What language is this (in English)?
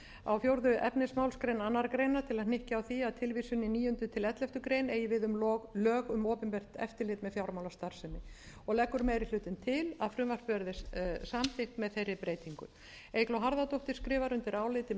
Icelandic